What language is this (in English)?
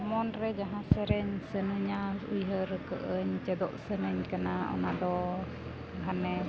Santali